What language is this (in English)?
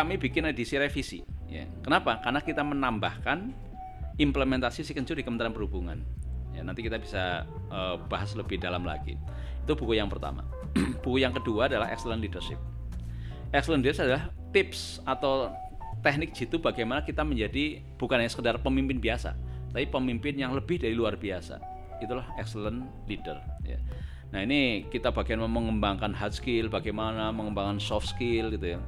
Indonesian